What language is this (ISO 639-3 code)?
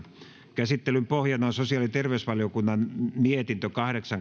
fin